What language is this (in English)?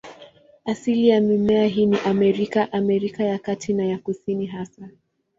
Swahili